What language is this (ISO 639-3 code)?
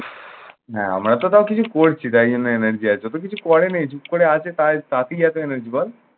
ben